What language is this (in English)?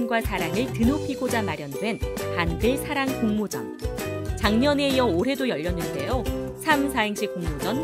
Korean